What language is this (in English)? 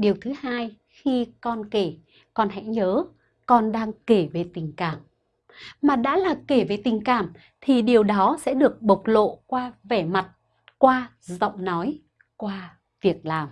Vietnamese